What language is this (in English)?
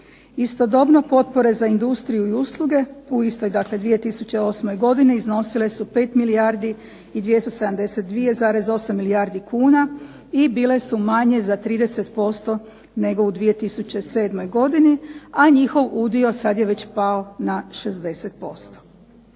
Croatian